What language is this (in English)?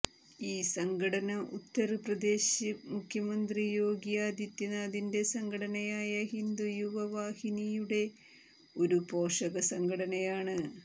Malayalam